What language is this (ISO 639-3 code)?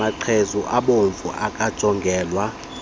xho